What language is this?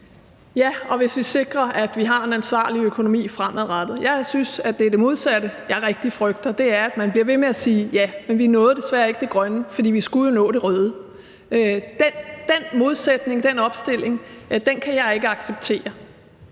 Danish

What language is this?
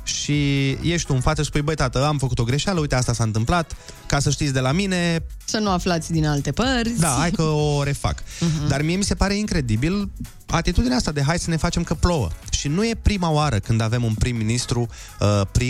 Romanian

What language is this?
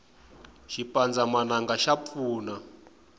Tsonga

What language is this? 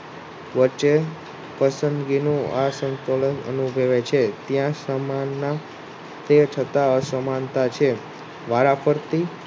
Gujarati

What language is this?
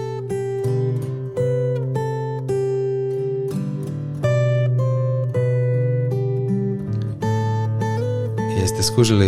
Croatian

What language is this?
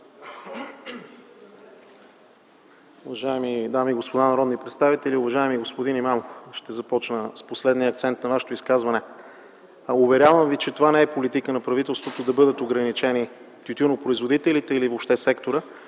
Bulgarian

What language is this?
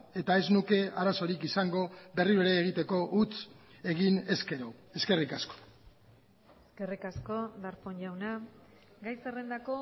Basque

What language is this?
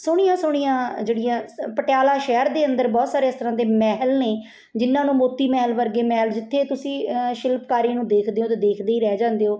Punjabi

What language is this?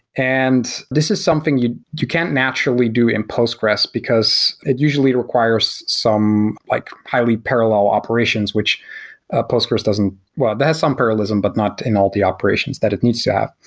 English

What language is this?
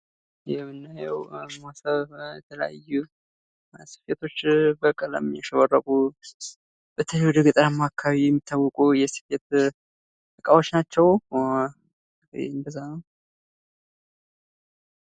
Amharic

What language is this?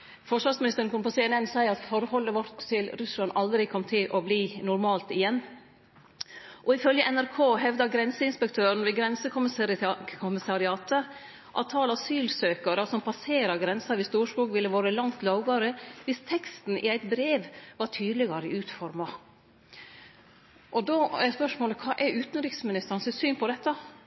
Norwegian Nynorsk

